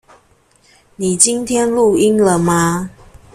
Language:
Chinese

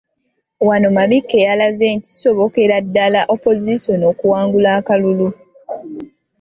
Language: Ganda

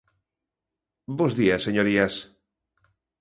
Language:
Galician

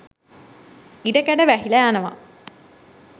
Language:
Sinhala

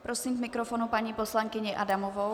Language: Czech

